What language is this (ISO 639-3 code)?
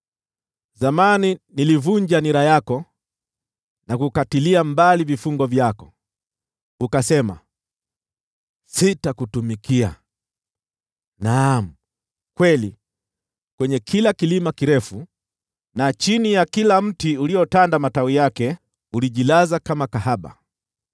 swa